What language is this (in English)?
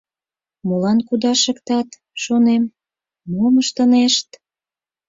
Mari